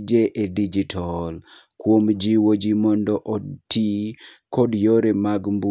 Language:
Luo (Kenya and Tanzania)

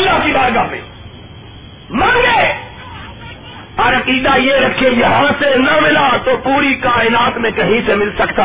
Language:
Urdu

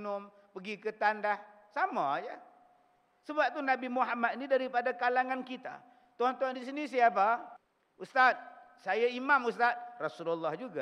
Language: Malay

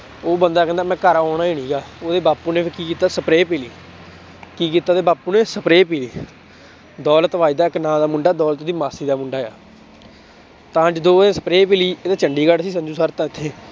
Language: Punjabi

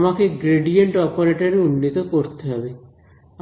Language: Bangla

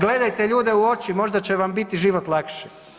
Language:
Croatian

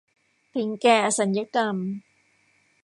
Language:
Thai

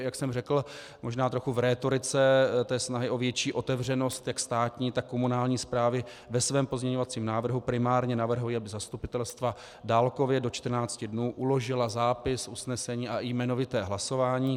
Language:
Czech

